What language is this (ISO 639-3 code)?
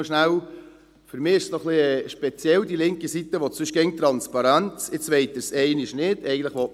gsw